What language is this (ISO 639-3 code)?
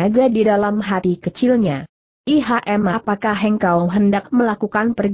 ind